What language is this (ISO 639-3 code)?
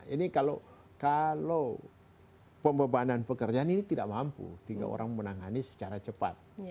ind